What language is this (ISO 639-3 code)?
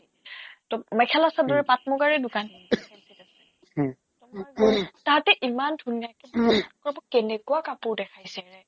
asm